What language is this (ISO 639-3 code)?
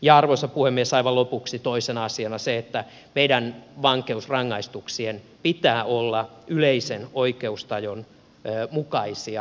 fin